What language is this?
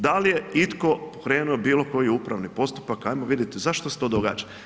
Croatian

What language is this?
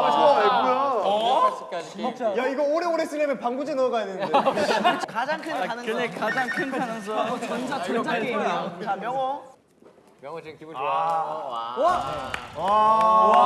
Korean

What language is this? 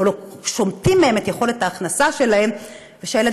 Hebrew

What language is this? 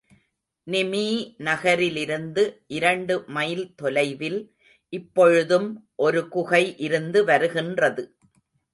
Tamil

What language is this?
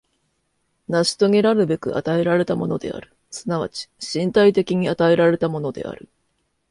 Japanese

